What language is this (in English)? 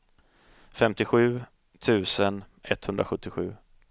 Swedish